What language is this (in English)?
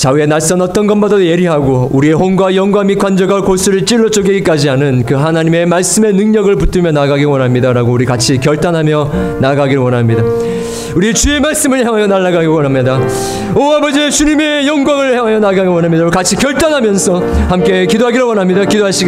Korean